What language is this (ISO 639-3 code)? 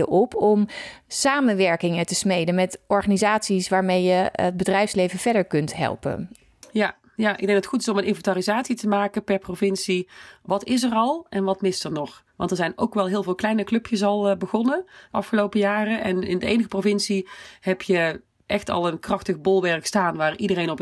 nld